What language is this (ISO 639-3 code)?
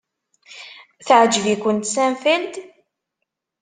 kab